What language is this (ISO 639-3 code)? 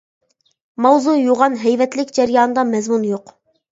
uig